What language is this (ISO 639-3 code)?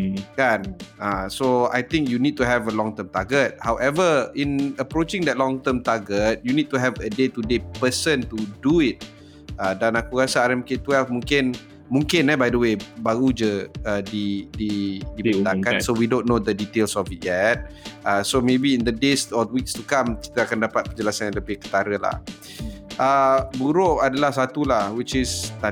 msa